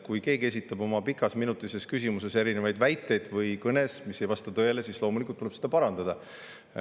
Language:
Estonian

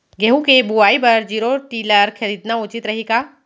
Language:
Chhattisgarhi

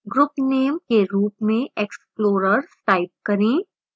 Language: Hindi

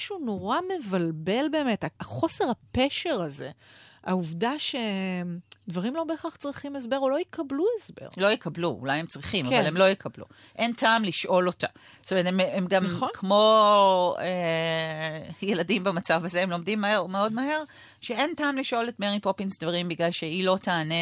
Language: Hebrew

